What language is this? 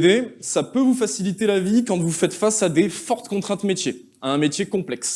French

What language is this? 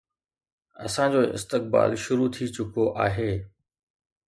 Sindhi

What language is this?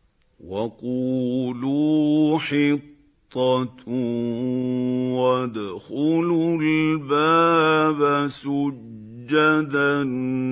Arabic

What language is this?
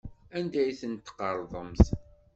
Kabyle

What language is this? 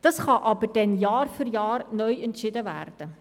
Swiss German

